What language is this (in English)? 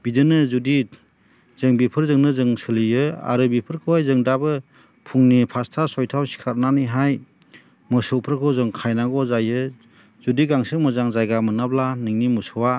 Bodo